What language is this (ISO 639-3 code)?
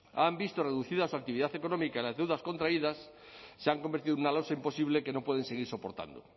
spa